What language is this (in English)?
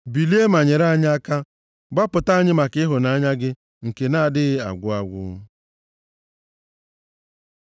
Igbo